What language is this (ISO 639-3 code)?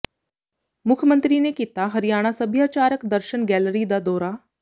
pan